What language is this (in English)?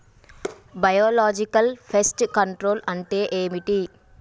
Telugu